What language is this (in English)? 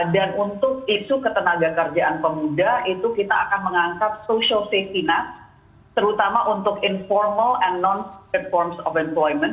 Indonesian